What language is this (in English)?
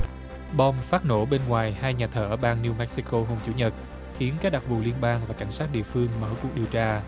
Vietnamese